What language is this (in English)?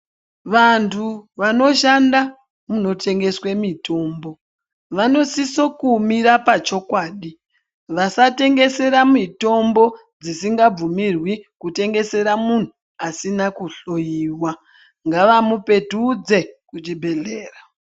Ndau